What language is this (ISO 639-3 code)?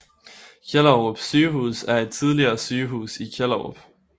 dan